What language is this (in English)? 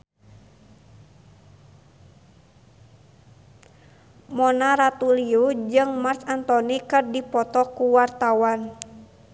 Sundanese